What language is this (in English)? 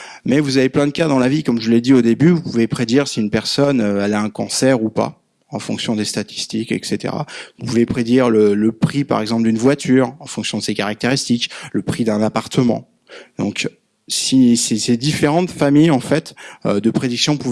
French